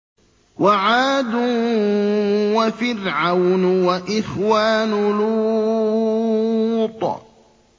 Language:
Arabic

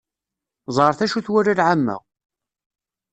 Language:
Kabyle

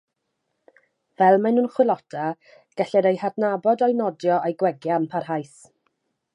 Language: Welsh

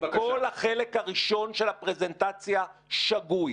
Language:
Hebrew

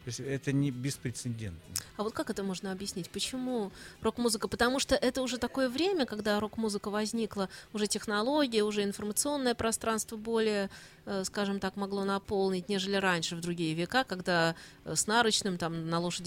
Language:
Russian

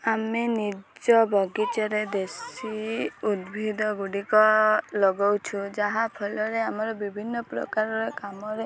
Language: Odia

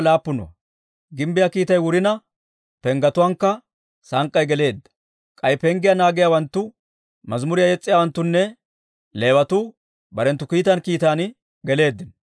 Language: Dawro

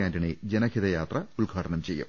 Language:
Malayalam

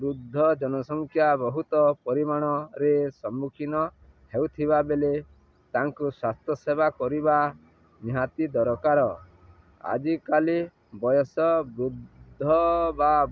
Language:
Odia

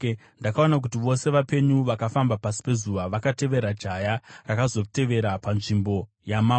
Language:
Shona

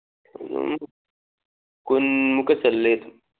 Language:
Manipuri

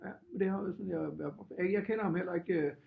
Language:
Danish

